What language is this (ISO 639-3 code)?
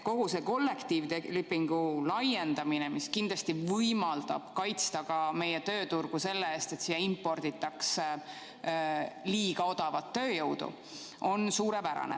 est